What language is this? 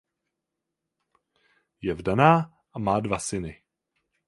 Czech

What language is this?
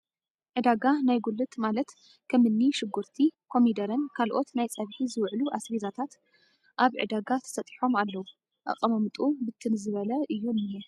Tigrinya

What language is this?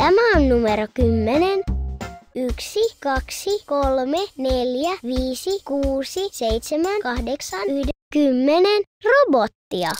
Finnish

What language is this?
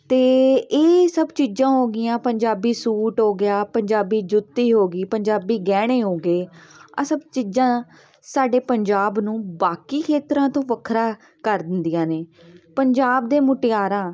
Punjabi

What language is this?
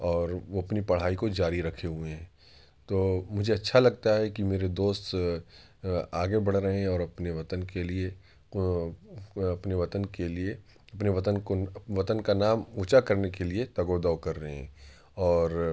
Urdu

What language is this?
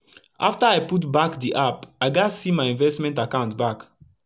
Nigerian Pidgin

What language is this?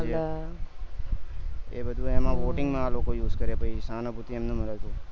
Gujarati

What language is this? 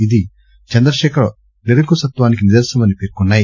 Telugu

